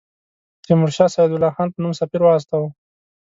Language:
Pashto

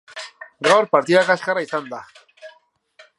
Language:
Basque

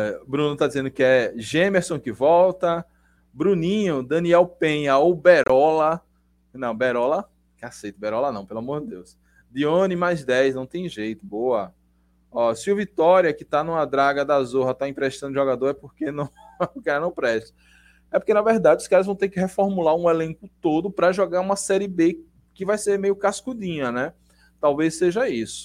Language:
Portuguese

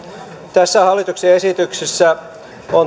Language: Finnish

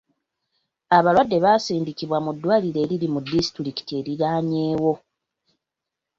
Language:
Ganda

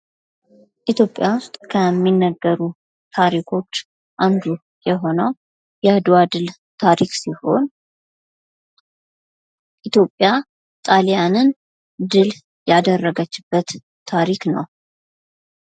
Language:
Amharic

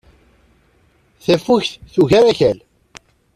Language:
Kabyle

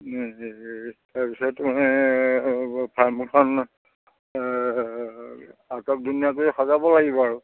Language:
Assamese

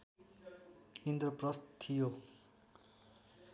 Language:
Nepali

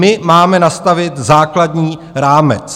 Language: Czech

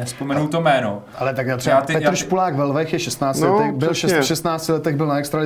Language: Czech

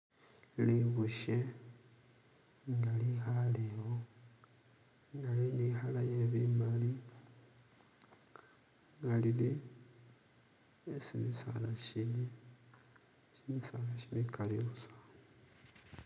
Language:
Masaaba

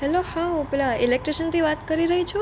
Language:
Gujarati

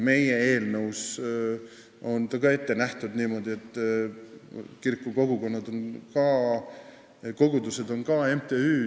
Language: Estonian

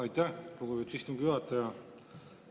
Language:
Estonian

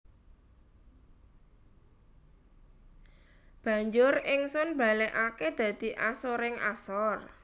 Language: Javanese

